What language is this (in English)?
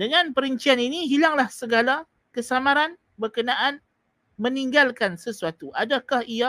Malay